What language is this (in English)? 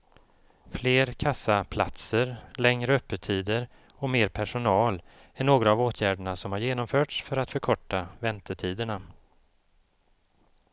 Swedish